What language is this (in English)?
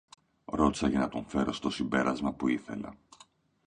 Greek